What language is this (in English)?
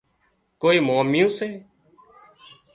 Wadiyara Koli